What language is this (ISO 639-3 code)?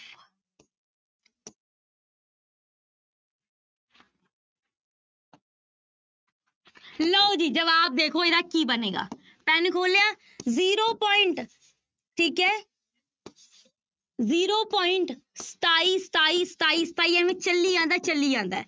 pan